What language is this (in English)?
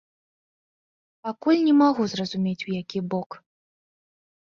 Belarusian